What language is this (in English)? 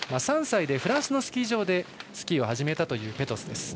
Japanese